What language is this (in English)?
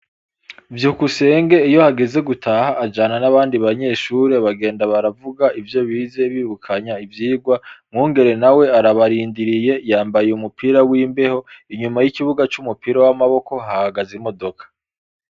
Rundi